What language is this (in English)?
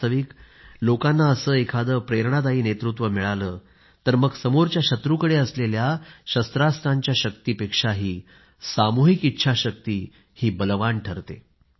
Marathi